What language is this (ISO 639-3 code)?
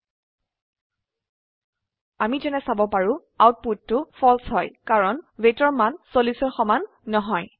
asm